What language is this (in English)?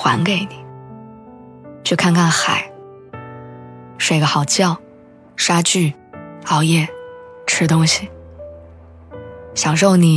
Chinese